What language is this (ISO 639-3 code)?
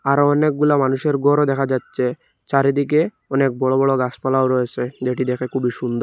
ben